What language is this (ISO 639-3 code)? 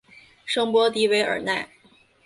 zho